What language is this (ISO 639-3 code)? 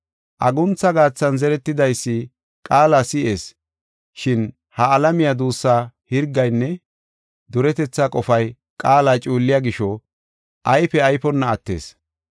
gof